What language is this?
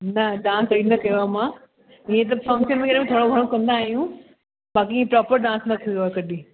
Sindhi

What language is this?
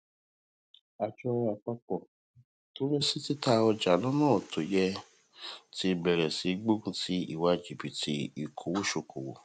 Yoruba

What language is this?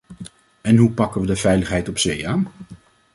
Dutch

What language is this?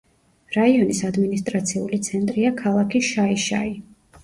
Georgian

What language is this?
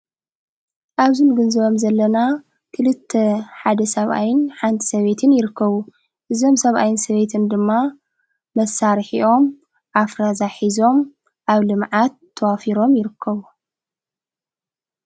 Tigrinya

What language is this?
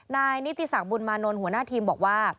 Thai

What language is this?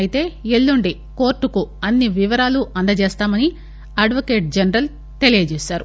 Telugu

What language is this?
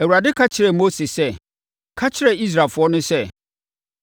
Akan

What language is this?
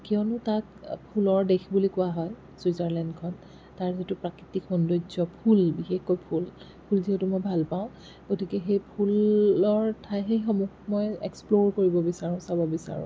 Assamese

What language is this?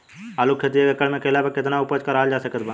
Bhojpuri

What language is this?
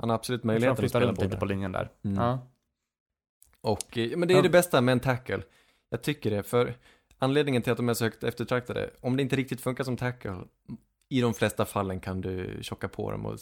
Swedish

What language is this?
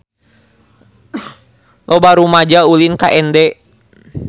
Sundanese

